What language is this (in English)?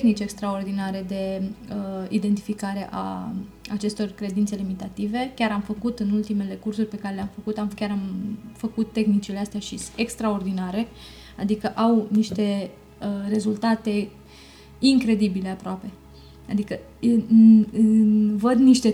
Romanian